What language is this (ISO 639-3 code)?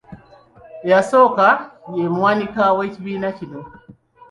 lug